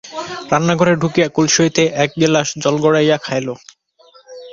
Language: Bangla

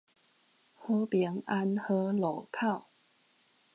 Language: Min Nan Chinese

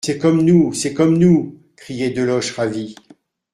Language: French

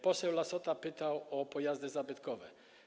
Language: Polish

